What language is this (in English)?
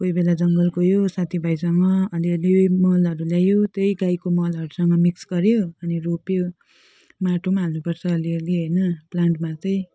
Nepali